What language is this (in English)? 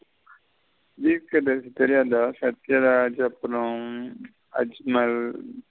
Tamil